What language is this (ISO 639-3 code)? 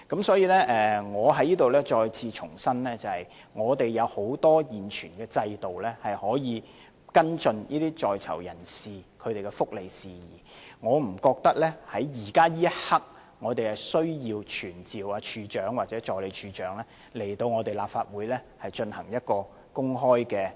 yue